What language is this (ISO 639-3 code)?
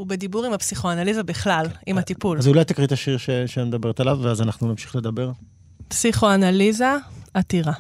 heb